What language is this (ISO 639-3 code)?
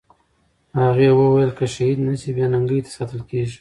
pus